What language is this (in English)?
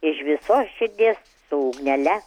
Lithuanian